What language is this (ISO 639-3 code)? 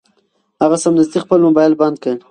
pus